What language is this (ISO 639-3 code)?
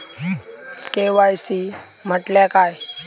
mar